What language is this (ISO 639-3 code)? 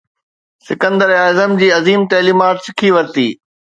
snd